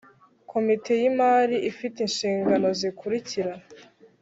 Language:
Kinyarwanda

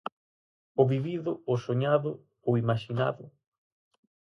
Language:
Galician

